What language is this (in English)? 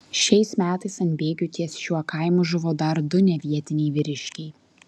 Lithuanian